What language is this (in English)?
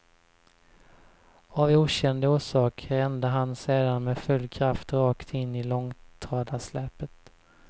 Swedish